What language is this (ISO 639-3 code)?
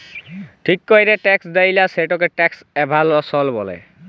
ben